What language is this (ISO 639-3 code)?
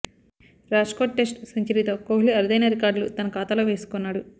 tel